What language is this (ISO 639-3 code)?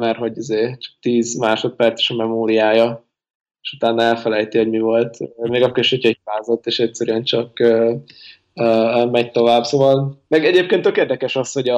hun